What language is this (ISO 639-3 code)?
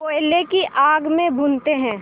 hin